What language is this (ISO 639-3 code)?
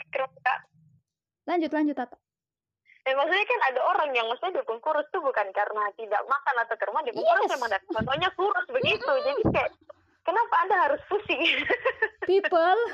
ind